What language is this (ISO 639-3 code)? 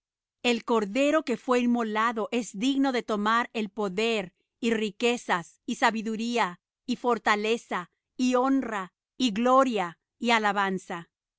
spa